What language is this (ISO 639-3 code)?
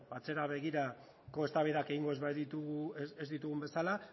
eus